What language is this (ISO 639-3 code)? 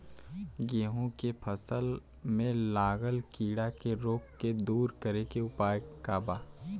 bho